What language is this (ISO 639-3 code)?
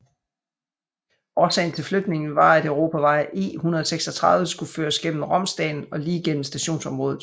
dan